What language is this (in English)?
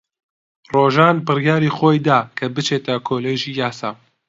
Central Kurdish